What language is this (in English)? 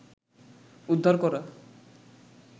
Bangla